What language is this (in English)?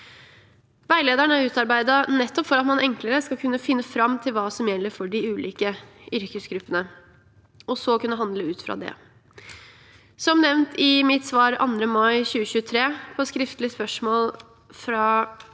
Norwegian